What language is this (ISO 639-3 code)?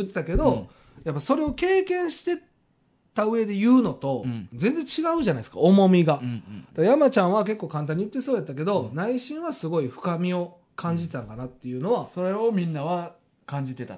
jpn